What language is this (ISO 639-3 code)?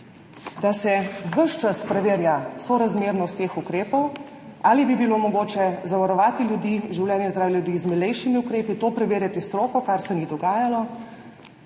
slv